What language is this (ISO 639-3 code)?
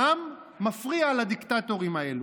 heb